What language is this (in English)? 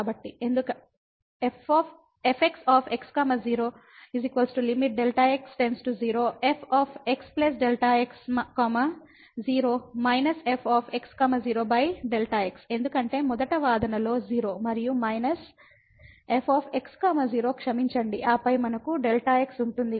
Telugu